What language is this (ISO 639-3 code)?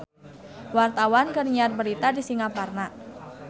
sun